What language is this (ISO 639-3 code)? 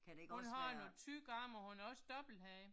dan